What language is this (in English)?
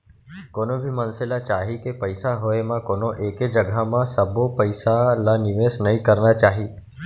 Chhattisgarhi